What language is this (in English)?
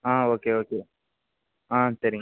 Tamil